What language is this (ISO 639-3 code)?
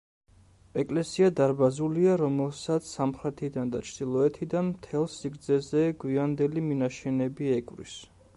kat